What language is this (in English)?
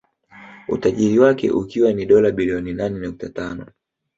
Swahili